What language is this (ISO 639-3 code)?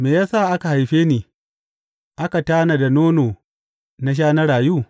hau